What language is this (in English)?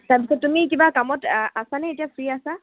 Assamese